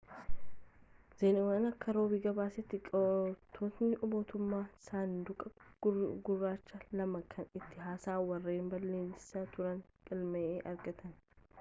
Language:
Oromo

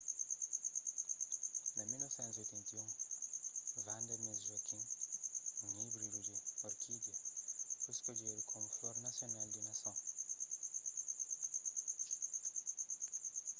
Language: Kabuverdianu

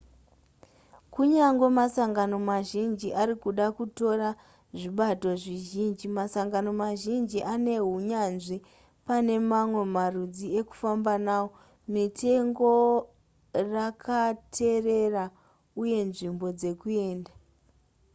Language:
Shona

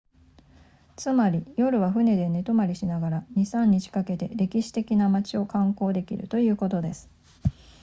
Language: Japanese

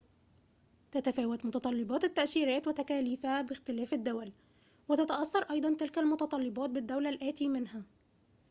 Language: Arabic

